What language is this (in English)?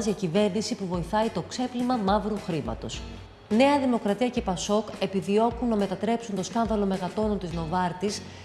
Greek